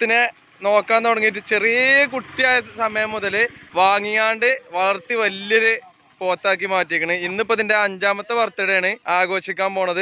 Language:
Arabic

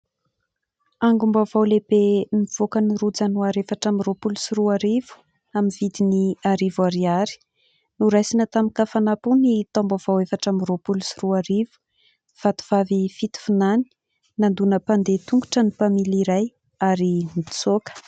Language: Malagasy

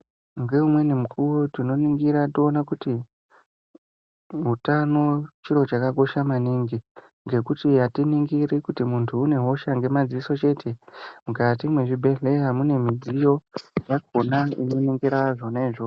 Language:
Ndau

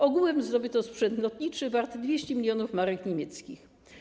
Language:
Polish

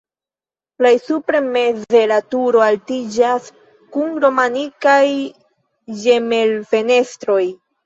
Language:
Esperanto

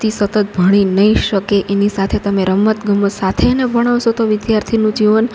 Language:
Gujarati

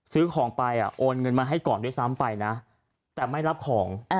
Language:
Thai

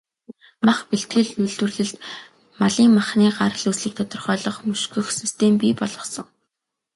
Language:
Mongolian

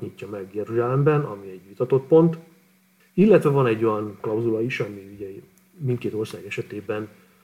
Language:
Hungarian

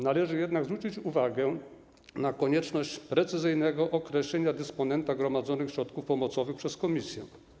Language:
Polish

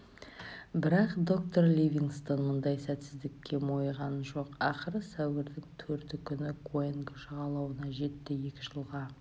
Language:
Kazakh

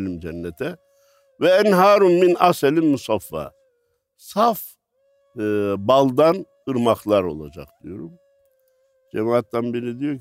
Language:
Turkish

